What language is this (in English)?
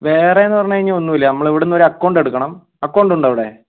Malayalam